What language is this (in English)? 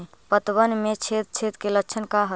Magahi